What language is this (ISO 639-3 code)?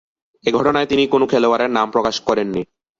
ben